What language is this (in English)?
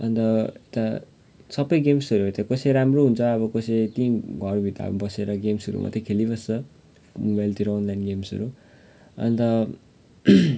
Nepali